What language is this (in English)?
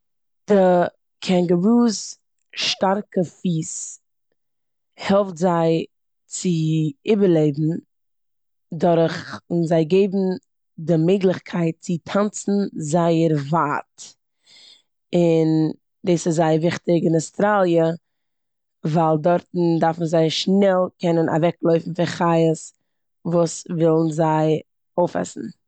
Yiddish